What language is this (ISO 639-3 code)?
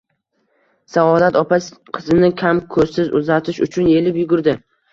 uzb